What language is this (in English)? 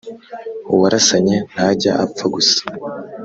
Kinyarwanda